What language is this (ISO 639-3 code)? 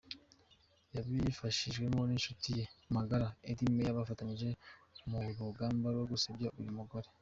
kin